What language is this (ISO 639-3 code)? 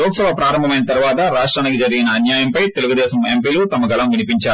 tel